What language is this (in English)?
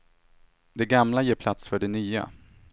Swedish